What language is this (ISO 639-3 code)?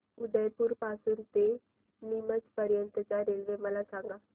mar